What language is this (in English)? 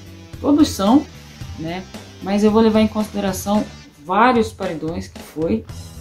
Portuguese